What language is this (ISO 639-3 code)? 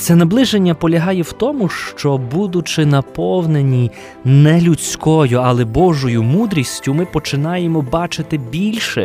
ukr